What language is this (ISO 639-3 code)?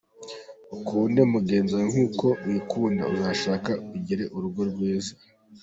kin